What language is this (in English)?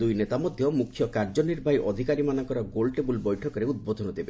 Odia